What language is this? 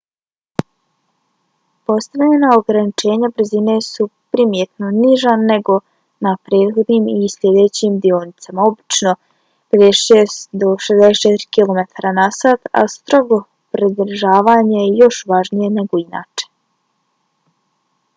Bosnian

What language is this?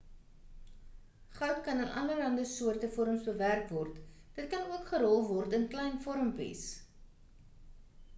Afrikaans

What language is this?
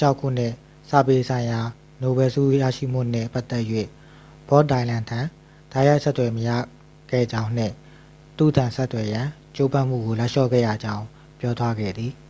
Burmese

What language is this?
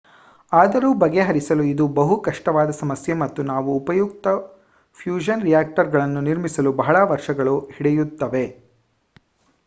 Kannada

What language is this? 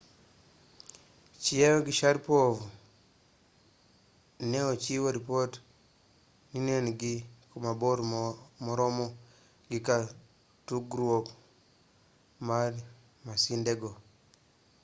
Luo (Kenya and Tanzania)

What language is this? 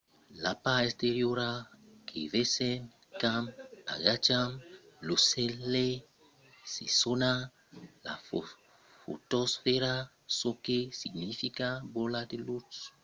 Occitan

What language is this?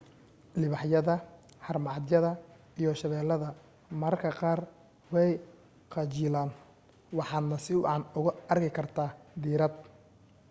Somali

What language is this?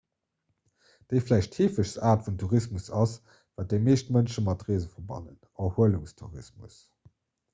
Luxembourgish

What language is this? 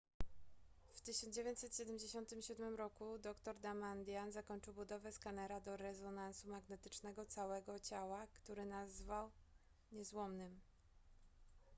Polish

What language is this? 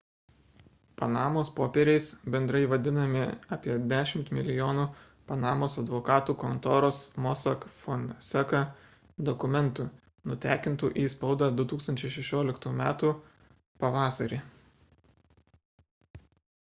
Lithuanian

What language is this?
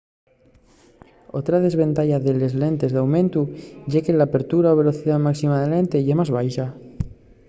Asturian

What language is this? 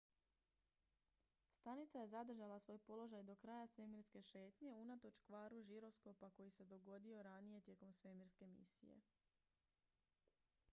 Croatian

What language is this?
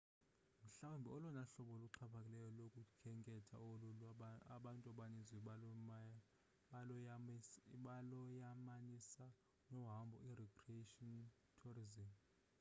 Xhosa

